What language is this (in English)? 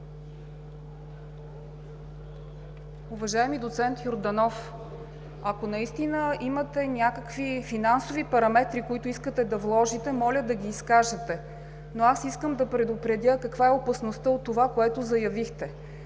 Bulgarian